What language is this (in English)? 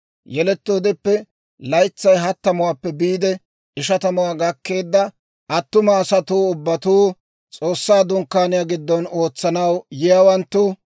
Dawro